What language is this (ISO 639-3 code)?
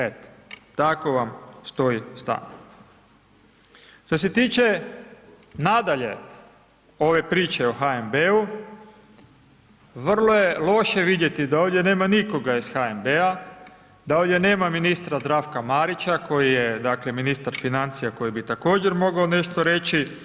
hrv